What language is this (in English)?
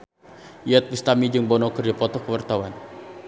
Sundanese